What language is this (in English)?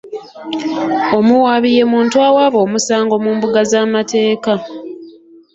Ganda